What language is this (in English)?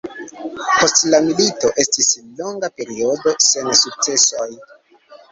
Esperanto